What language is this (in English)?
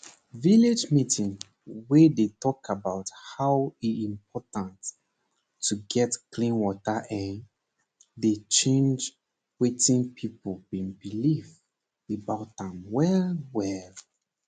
Nigerian Pidgin